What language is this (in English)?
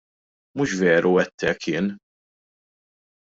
Maltese